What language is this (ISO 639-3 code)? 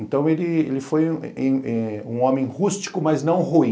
por